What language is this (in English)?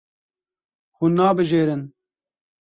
Kurdish